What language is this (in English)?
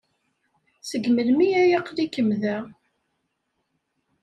Kabyle